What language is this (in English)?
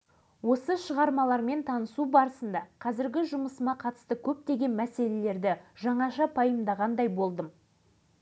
Kazakh